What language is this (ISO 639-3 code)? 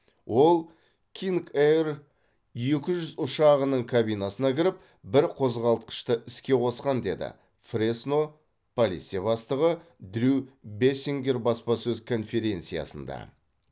kaz